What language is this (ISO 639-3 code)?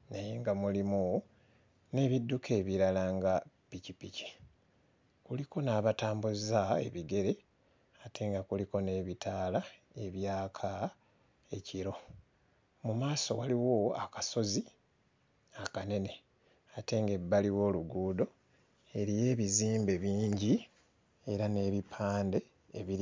lug